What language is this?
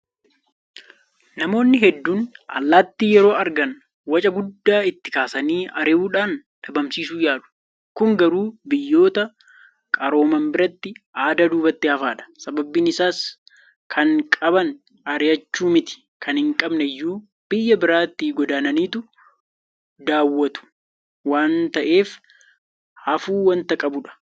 Oromo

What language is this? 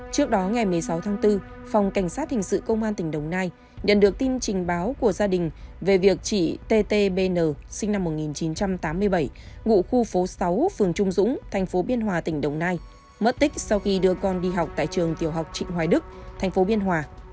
Vietnamese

